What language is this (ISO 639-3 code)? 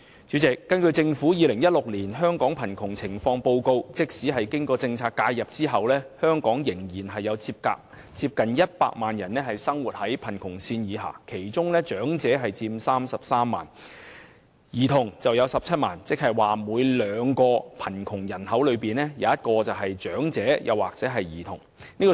yue